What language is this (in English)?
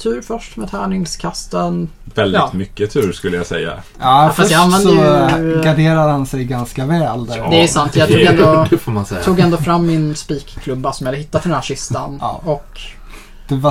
Swedish